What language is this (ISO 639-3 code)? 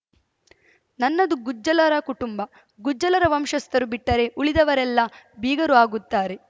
kan